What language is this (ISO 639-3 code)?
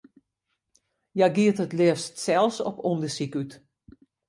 fry